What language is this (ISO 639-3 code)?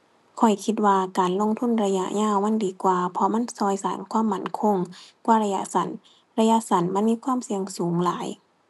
tha